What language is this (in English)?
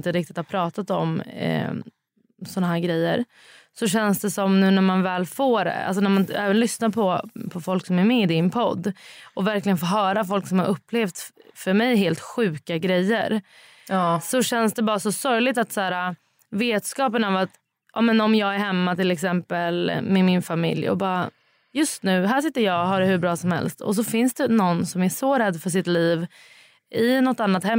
Swedish